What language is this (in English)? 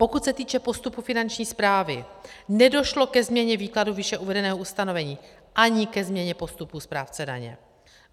Czech